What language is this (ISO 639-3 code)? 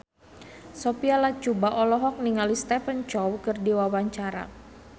sun